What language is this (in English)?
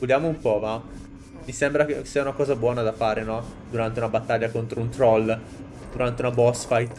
Italian